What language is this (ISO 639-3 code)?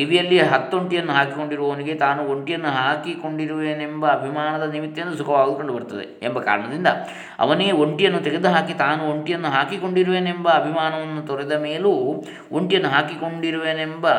kan